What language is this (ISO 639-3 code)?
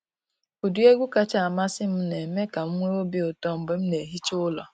ibo